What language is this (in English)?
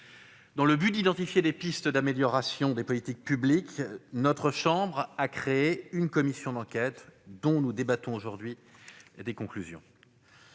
French